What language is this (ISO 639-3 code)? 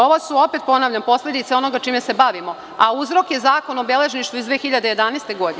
srp